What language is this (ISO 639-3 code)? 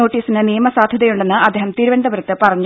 mal